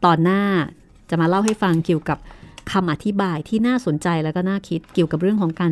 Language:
Thai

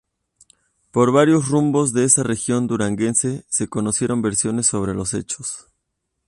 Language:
Spanish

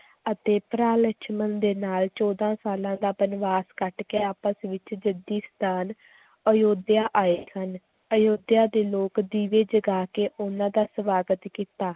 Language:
Punjabi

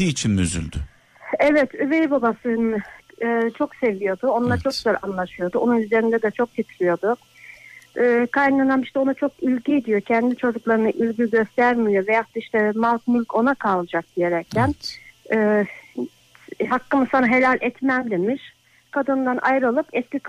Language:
Turkish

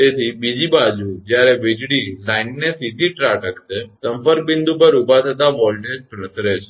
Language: Gujarati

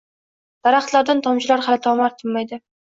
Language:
Uzbek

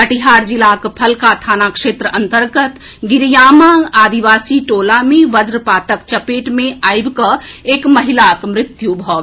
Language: Maithili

